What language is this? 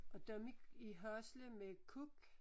Danish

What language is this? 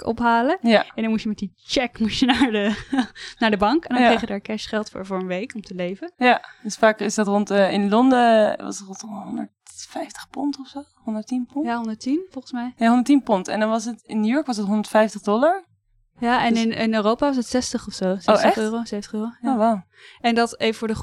Dutch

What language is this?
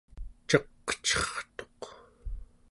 Central Yupik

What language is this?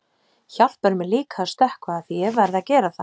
Icelandic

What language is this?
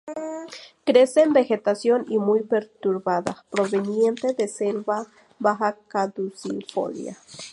Spanish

